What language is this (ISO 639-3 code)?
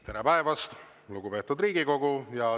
est